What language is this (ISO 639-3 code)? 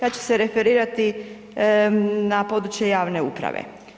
hrv